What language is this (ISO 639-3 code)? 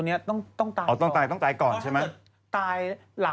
tha